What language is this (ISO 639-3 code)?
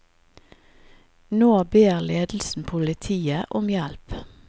nor